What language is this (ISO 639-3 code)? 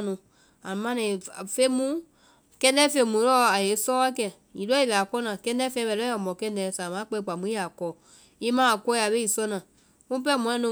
vai